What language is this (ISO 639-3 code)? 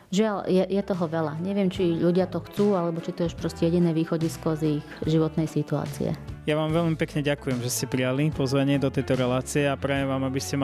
slk